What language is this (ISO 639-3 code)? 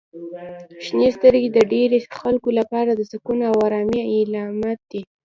pus